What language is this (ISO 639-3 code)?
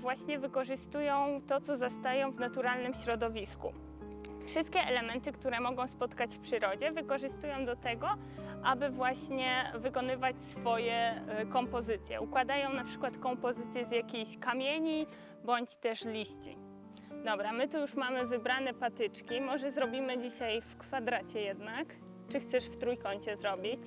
pol